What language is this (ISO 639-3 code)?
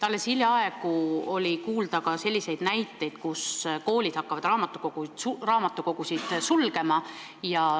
est